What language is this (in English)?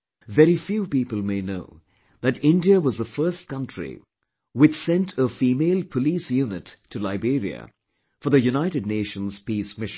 English